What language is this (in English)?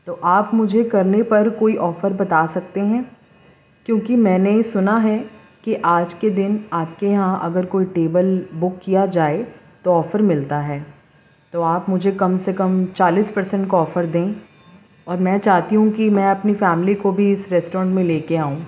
Urdu